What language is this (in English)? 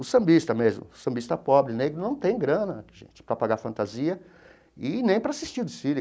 Portuguese